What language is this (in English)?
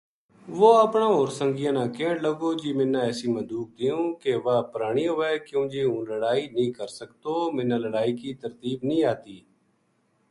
Gujari